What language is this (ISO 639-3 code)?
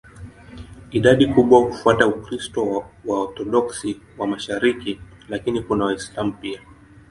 swa